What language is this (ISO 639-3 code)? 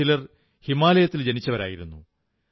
mal